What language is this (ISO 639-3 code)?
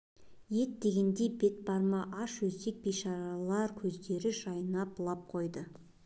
kaz